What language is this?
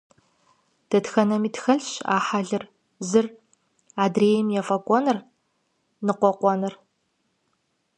Kabardian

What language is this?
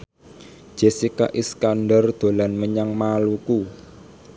Javanese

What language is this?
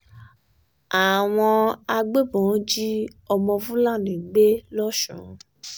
Yoruba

